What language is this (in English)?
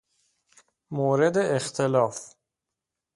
Persian